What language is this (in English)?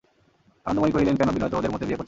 Bangla